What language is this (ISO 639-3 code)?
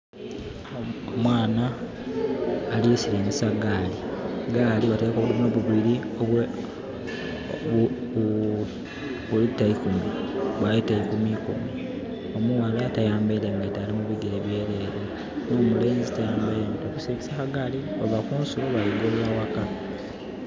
xog